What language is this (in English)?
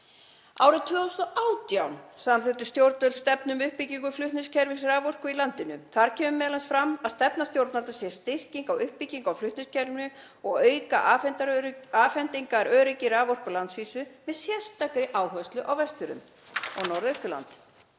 Icelandic